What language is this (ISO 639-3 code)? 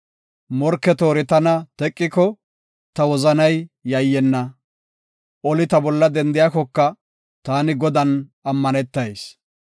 gof